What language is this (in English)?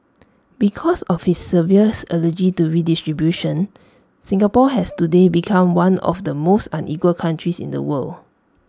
English